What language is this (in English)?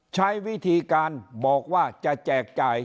Thai